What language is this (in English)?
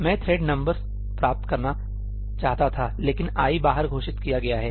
Hindi